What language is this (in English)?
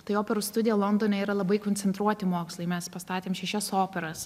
Lithuanian